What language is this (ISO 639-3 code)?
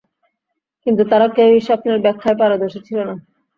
ben